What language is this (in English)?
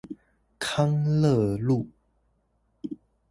Chinese